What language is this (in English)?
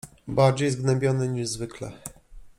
Polish